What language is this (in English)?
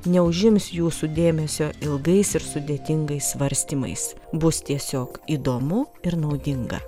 Lithuanian